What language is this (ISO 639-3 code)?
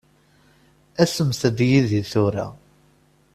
kab